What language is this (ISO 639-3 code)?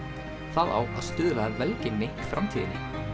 isl